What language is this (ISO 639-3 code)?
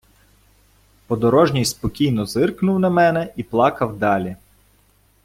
ukr